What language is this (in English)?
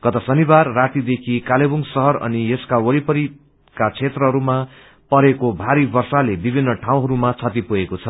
Nepali